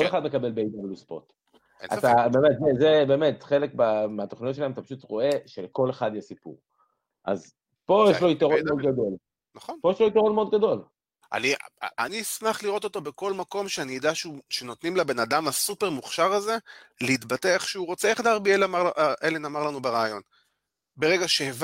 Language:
Hebrew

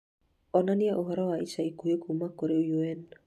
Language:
Kikuyu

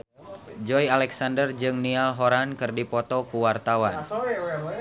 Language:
Sundanese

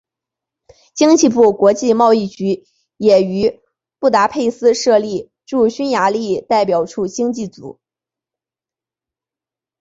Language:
Chinese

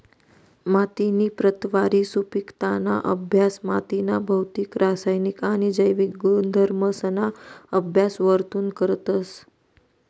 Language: Marathi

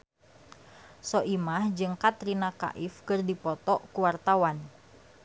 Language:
Sundanese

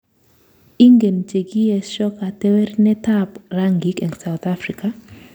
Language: Kalenjin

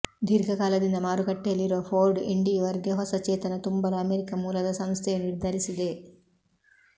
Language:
Kannada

